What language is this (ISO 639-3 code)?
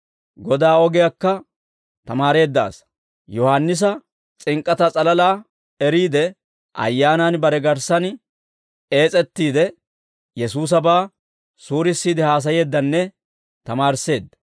dwr